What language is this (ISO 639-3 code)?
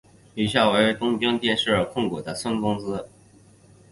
zho